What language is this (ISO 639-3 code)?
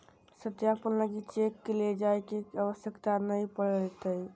mag